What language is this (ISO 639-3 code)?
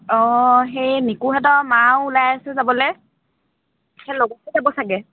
asm